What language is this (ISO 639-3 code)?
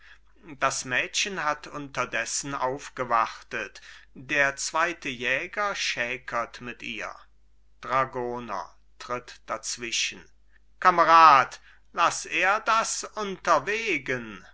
deu